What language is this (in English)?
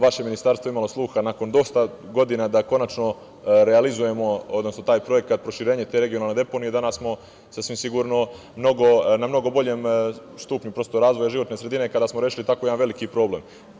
Serbian